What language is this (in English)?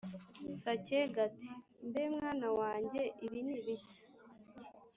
Kinyarwanda